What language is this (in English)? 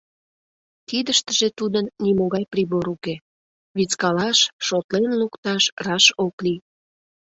Mari